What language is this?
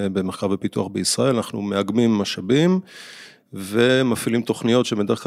Hebrew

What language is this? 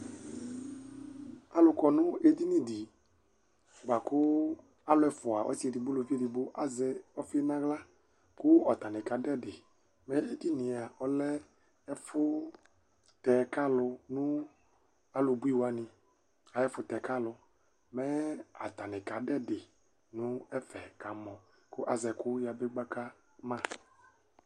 Ikposo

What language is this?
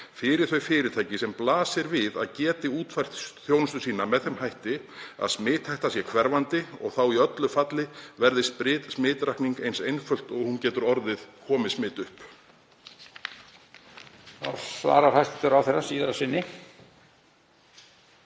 Icelandic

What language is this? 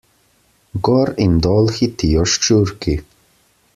Slovenian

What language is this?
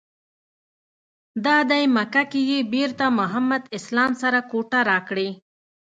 Pashto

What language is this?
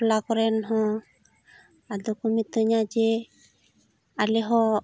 Santali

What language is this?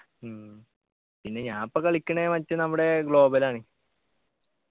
Malayalam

